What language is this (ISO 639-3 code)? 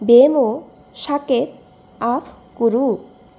san